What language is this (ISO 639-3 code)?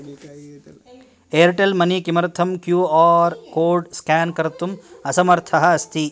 san